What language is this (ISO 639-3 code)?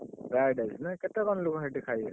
ori